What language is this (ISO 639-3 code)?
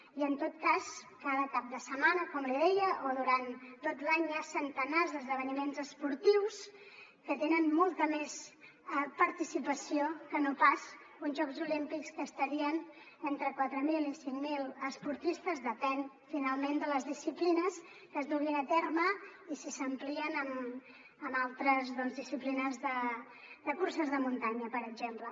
cat